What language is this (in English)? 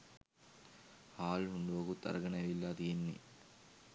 Sinhala